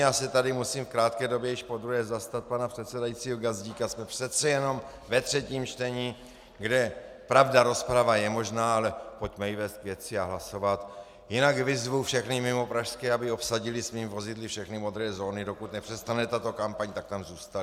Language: Czech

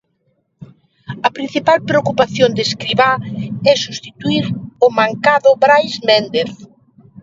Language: Galician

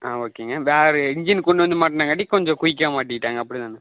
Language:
Tamil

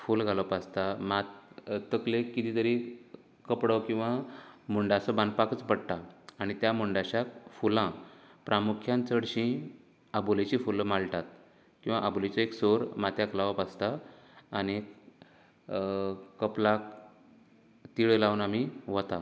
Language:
Konkani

